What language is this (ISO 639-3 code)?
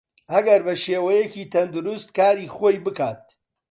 ckb